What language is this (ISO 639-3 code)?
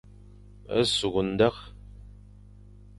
fan